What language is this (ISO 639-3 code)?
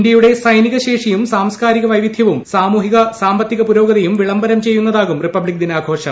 mal